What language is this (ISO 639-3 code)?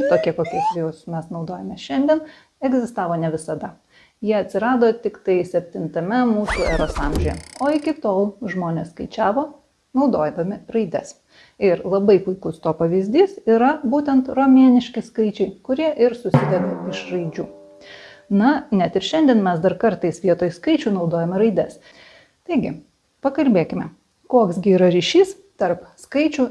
lit